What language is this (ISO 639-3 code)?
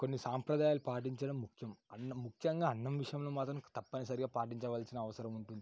tel